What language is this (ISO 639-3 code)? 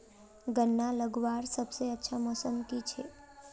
mag